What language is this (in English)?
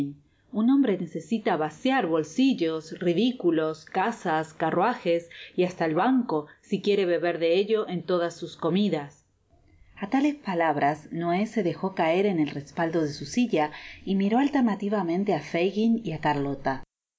Spanish